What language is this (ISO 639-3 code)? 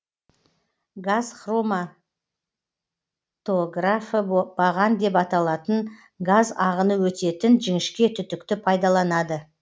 kaz